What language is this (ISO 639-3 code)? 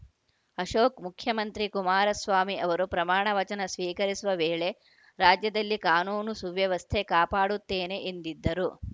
kan